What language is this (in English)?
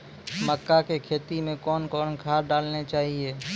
Maithili